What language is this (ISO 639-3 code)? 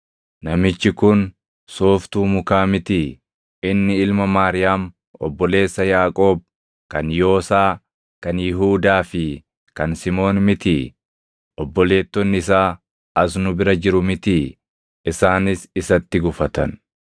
orm